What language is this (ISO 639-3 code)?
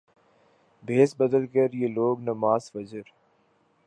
urd